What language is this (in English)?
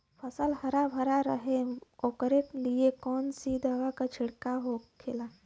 Bhojpuri